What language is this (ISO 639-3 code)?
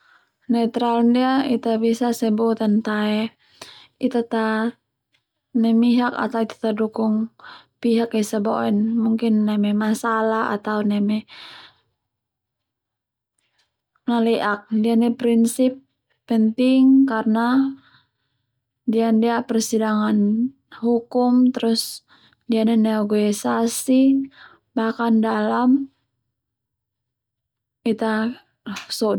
twu